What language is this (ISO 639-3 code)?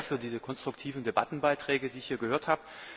deu